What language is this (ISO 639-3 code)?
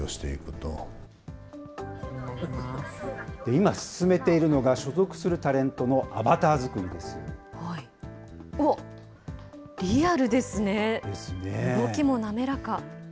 jpn